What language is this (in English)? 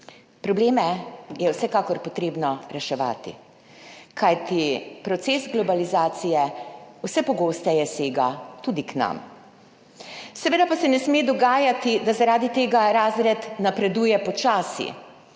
Slovenian